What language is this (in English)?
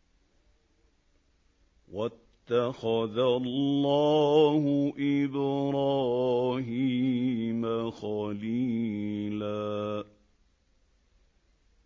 Arabic